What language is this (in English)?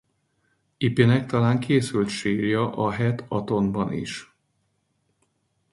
Hungarian